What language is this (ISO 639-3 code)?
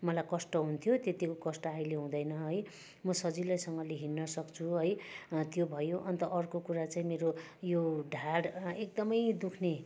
nep